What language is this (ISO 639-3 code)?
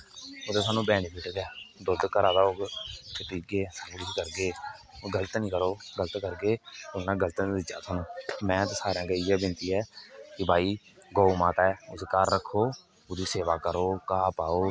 doi